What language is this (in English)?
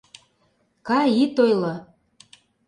Mari